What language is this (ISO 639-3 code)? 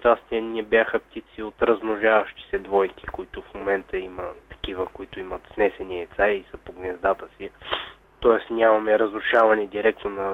bul